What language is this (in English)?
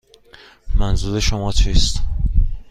Persian